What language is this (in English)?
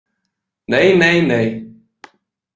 Icelandic